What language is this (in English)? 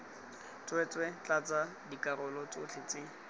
Tswana